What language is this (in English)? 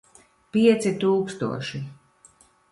Latvian